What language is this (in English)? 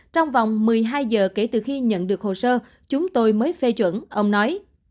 Vietnamese